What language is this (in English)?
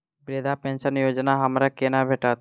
Maithili